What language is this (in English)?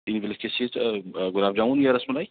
Urdu